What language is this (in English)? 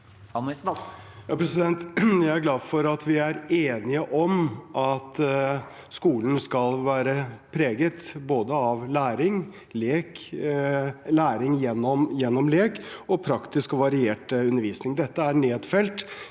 Norwegian